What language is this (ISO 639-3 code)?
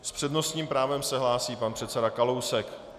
ces